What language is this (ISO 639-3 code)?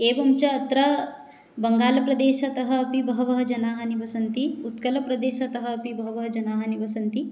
san